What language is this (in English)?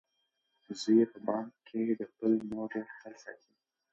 Pashto